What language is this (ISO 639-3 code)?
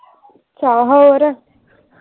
pan